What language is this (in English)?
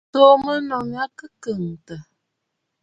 Bafut